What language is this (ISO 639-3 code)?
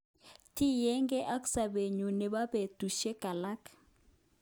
kln